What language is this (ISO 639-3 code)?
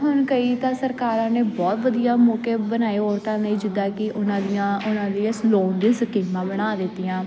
pan